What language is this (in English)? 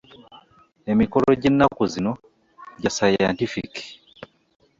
Ganda